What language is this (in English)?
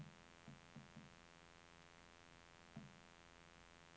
Norwegian